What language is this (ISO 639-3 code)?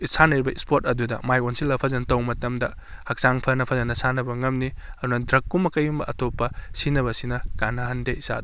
mni